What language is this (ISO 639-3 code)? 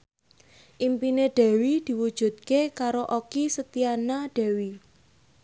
jav